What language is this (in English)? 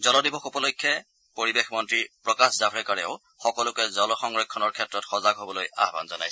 Assamese